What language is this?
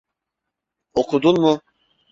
Turkish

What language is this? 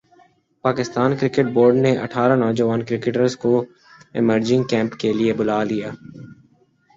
Urdu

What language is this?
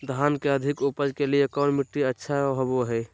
Magahi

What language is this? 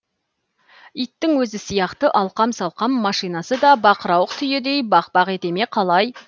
Kazakh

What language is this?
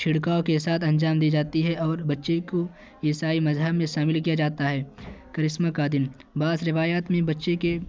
Urdu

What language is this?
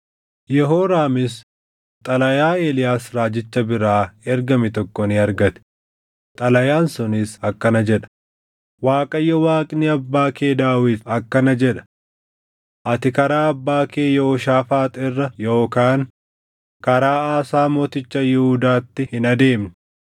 Oromo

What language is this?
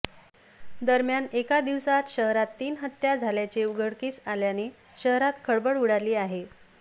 Marathi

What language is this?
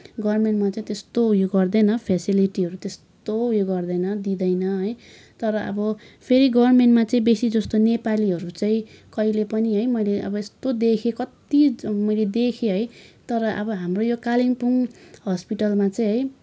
Nepali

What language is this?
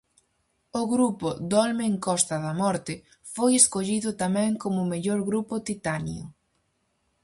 Galician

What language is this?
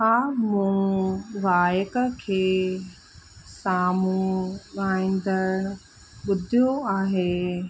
Sindhi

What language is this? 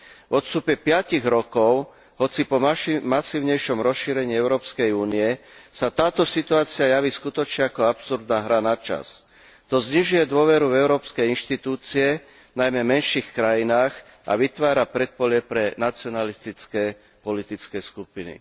Slovak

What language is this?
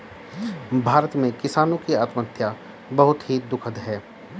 Hindi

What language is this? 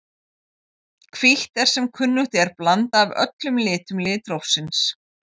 Icelandic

